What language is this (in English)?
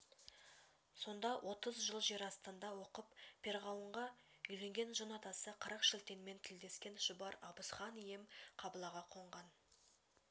Kazakh